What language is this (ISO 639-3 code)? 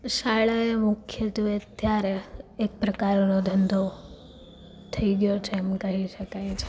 guj